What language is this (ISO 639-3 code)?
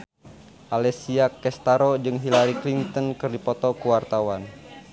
sun